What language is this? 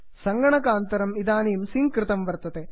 Sanskrit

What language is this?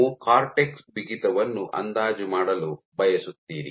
Kannada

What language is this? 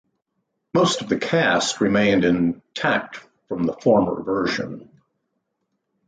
English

